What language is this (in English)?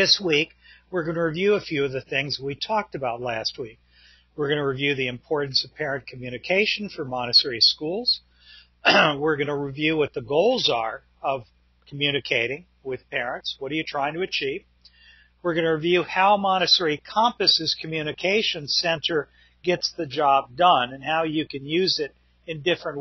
English